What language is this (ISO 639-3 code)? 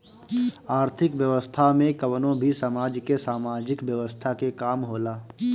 bho